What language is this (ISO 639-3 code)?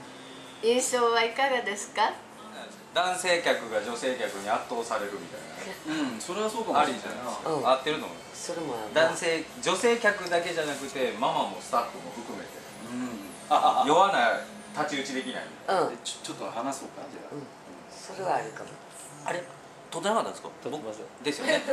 jpn